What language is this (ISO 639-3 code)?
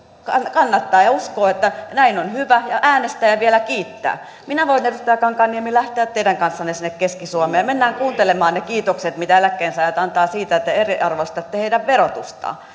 fin